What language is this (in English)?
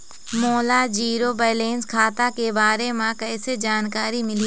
Chhattisgarhi